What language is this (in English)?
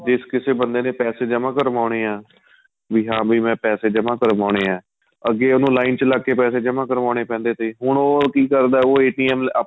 Punjabi